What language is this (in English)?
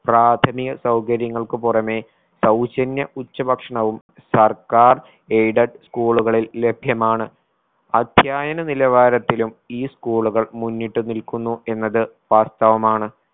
Malayalam